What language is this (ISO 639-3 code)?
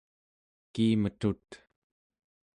esu